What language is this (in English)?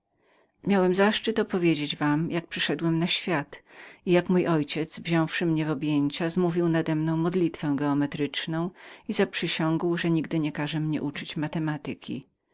Polish